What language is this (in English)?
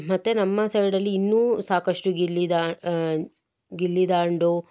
Kannada